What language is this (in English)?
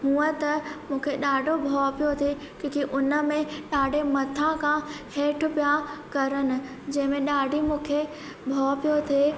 Sindhi